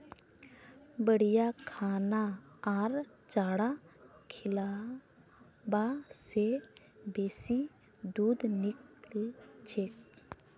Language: Magahi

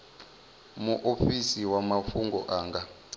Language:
Venda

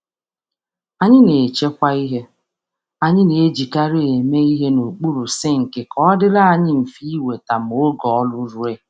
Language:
Igbo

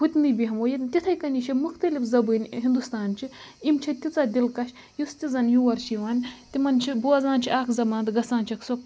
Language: Kashmiri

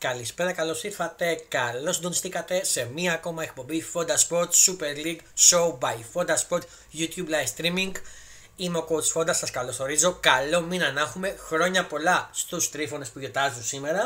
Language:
Greek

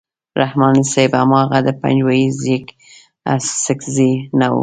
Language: Pashto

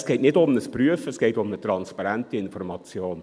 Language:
Swiss German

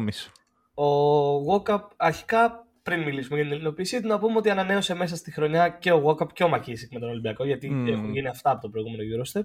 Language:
Greek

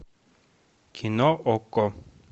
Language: Russian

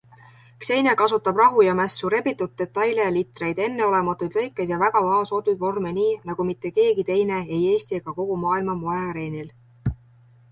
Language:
Estonian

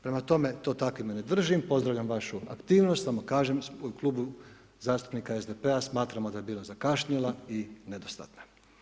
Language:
Croatian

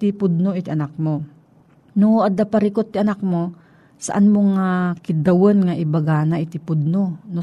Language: Filipino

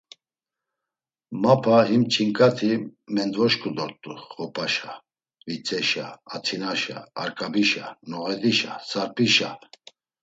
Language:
Laz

